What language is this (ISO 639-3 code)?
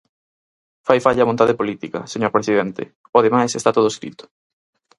glg